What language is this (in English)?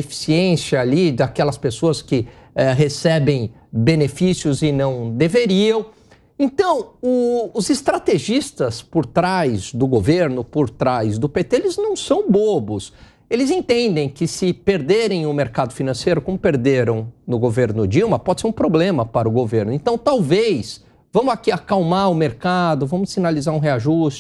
Portuguese